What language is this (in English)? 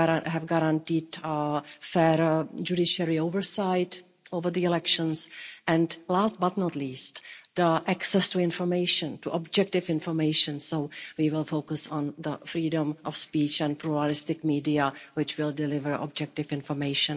English